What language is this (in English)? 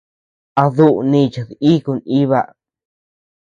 Tepeuxila Cuicatec